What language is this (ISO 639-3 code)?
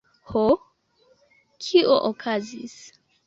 epo